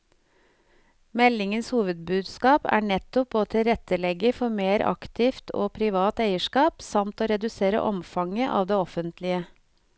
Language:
Norwegian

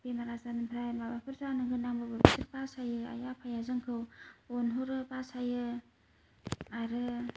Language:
Bodo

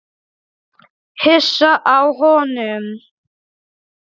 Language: Icelandic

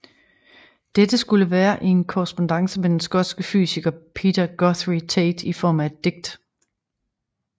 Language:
Danish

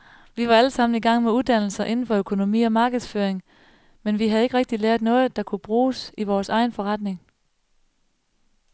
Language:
Danish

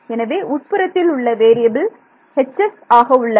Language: Tamil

